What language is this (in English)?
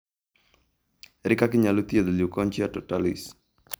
Luo (Kenya and Tanzania)